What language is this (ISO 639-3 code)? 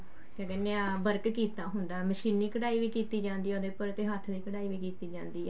pan